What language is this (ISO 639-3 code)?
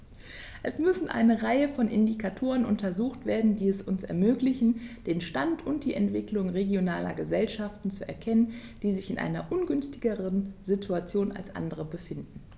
deu